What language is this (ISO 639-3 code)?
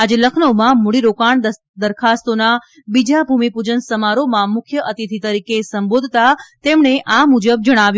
guj